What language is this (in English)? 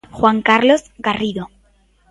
Galician